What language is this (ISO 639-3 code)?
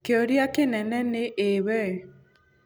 kik